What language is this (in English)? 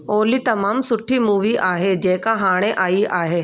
Sindhi